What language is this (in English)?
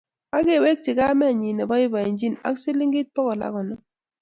Kalenjin